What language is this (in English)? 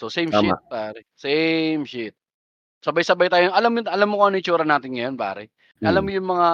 Filipino